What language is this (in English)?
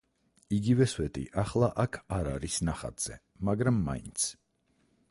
Georgian